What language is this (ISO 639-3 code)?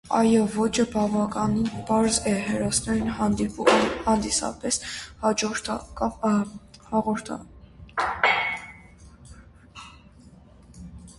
hye